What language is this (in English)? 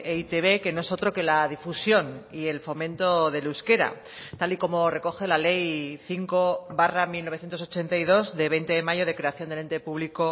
Spanish